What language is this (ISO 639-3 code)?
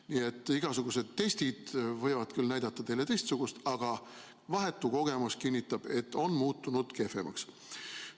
est